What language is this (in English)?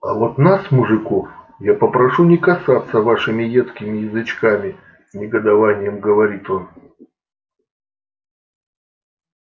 Russian